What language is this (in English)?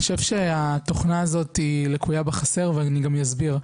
Hebrew